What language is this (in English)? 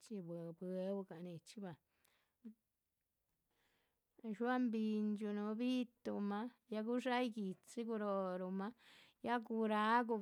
Chichicapan Zapotec